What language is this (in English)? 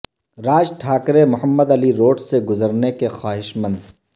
Urdu